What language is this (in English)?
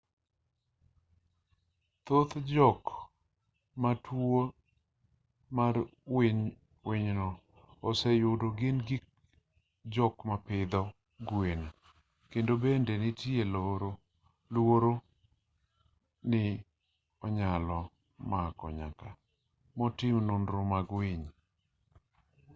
Luo (Kenya and Tanzania)